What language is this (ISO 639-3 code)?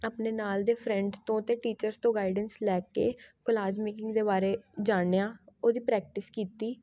pan